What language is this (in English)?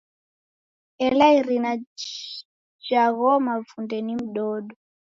Taita